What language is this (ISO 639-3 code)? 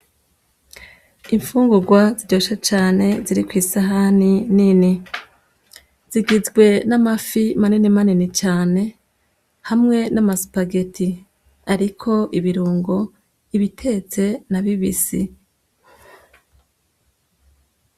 run